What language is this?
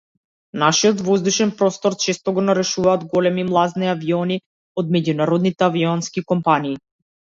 Macedonian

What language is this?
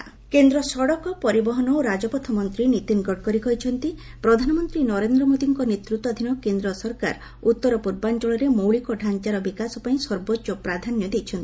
Odia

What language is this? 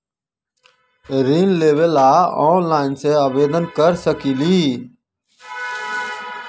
Magahi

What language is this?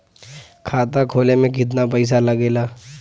Bhojpuri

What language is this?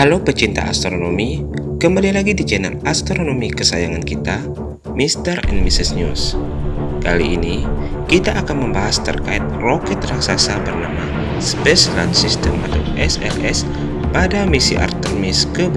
Indonesian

